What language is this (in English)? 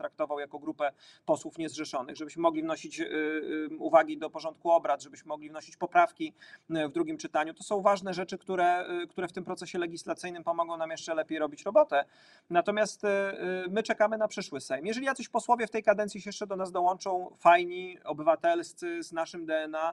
Polish